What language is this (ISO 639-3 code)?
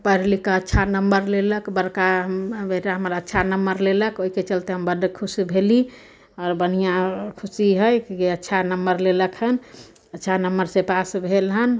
mai